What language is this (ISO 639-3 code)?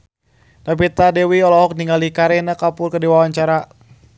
sun